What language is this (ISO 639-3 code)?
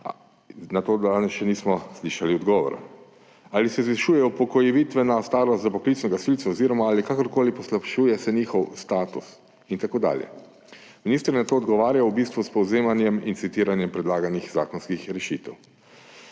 slv